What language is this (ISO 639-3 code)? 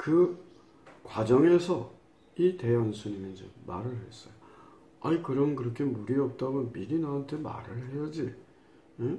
kor